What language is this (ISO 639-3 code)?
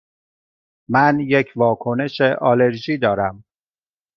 fas